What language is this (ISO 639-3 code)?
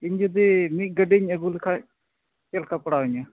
sat